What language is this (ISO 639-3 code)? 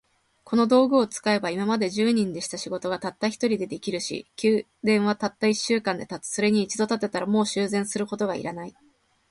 jpn